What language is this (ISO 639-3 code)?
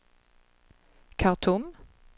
swe